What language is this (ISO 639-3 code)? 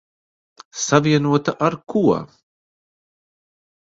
lav